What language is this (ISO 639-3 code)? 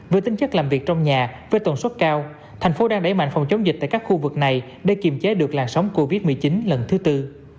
vie